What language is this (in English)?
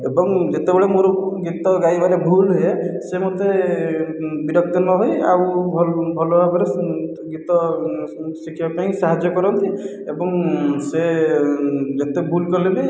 Odia